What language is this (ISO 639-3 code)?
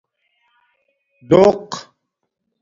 dmk